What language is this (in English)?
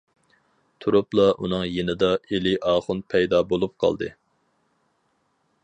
Uyghur